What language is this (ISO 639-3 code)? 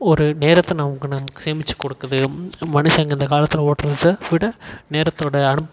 tam